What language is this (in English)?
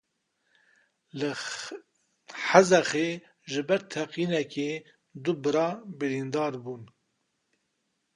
Kurdish